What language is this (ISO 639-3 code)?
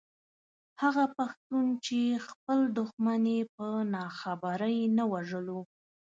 pus